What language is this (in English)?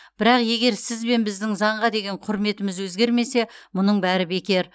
Kazakh